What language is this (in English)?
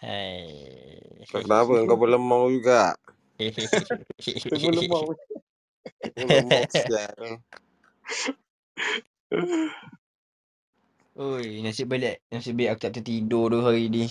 Malay